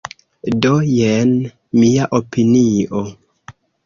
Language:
Esperanto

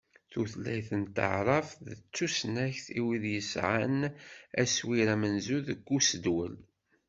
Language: Kabyle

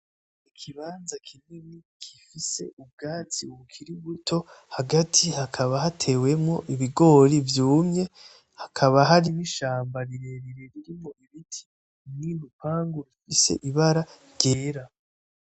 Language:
Rundi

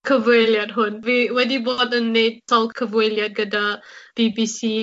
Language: Welsh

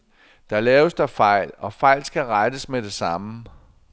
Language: Danish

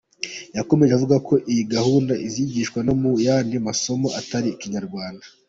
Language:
Kinyarwanda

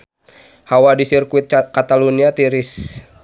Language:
Sundanese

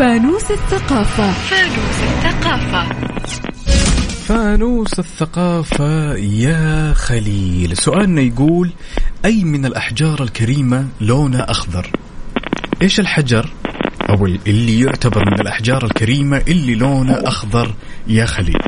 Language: Arabic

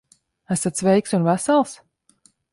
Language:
Latvian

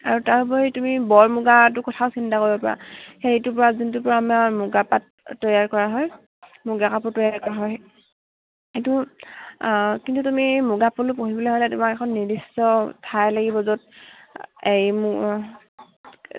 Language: Assamese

